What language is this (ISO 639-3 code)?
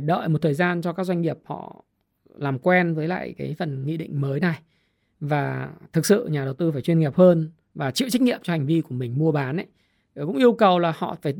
vie